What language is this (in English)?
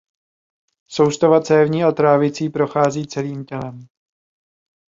Czech